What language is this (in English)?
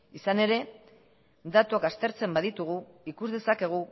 Basque